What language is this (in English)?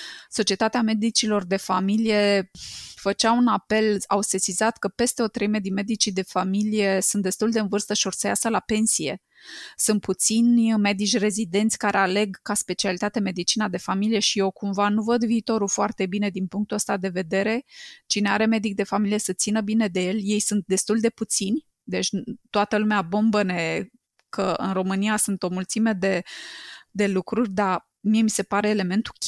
Romanian